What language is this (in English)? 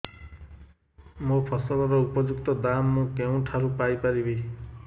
Odia